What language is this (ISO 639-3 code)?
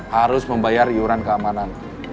ind